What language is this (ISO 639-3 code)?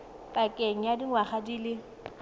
tsn